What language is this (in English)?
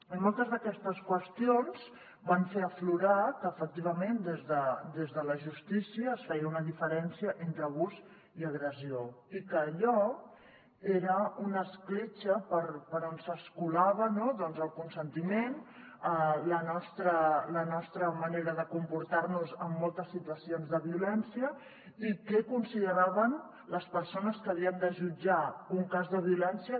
Catalan